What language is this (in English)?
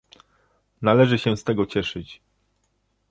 Polish